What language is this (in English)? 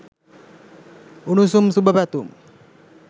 Sinhala